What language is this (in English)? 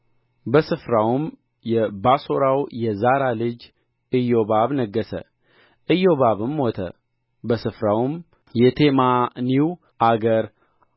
Amharic